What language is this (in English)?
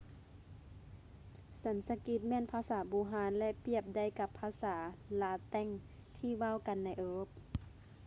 Lao